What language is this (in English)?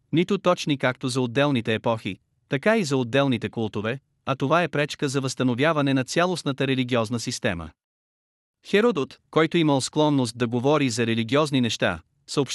Bulgarian